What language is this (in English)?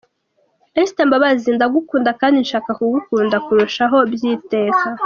Kinyarwanda